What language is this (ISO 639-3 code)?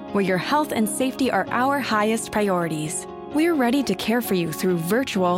ita